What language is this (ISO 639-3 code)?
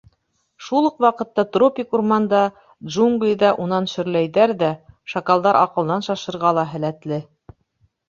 bak